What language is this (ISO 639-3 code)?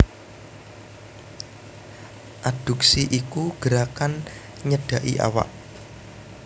jav